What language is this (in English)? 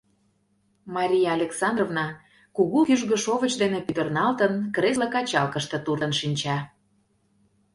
Mari